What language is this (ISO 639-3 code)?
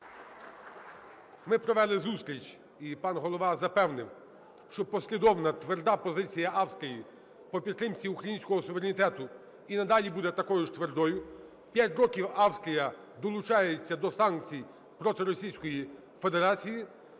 ukr